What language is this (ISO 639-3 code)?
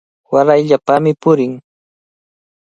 qvl